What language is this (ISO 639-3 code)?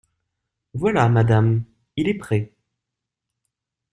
fra